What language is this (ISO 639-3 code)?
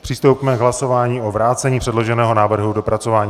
ces